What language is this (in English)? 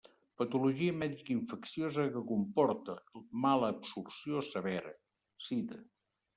Catalan